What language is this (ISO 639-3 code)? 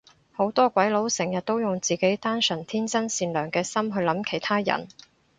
yue